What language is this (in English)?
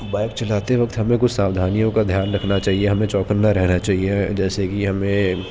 Urdu